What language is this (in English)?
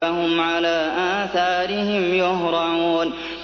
Arabic